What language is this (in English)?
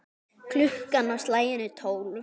Icelandic